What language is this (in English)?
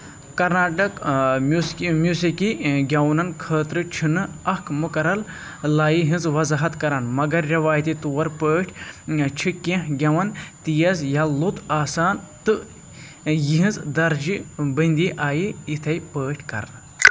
Kashmiri